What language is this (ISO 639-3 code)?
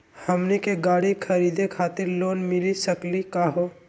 mag